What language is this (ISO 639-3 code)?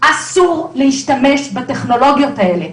heb